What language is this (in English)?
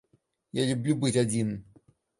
Russian